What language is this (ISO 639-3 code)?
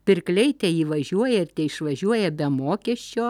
lit